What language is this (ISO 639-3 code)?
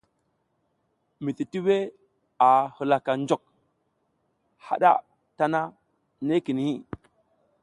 giz